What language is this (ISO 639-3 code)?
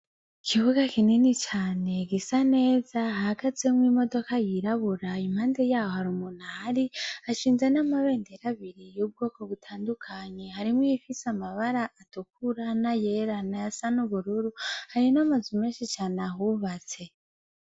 run